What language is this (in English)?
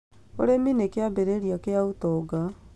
Kikuyu